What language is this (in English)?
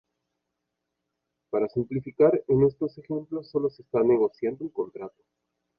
Spanish